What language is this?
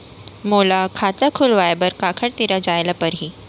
Chhattisgarhi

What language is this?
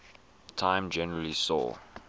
English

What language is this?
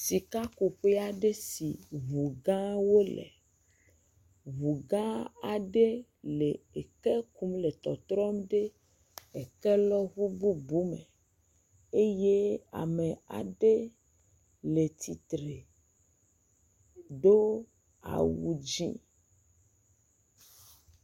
Ewe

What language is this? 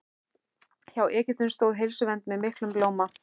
Icelandic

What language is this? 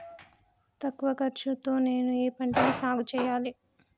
Telugu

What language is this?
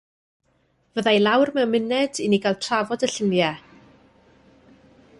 Welsh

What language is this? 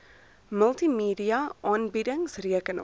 Afrikaans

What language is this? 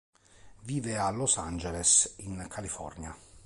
Italian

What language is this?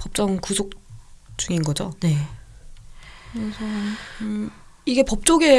Korean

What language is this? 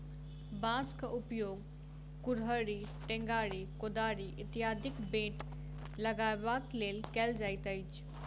Maithili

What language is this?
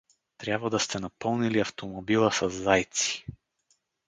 Bulgarian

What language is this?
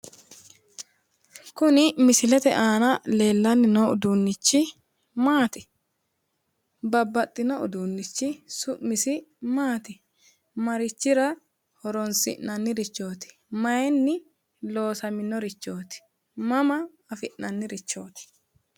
Sidamo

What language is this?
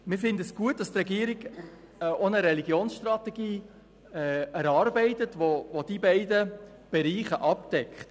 Swiss German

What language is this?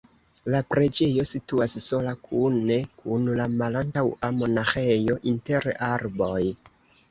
Esperanto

